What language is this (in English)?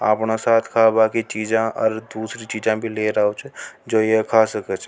Rajasthani